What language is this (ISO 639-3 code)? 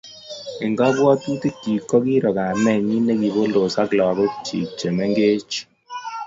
kln